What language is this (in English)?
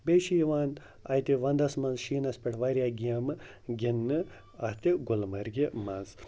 Kashmiri